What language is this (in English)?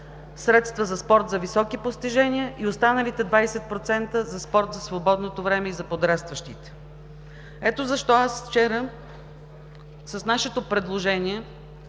Bulgarian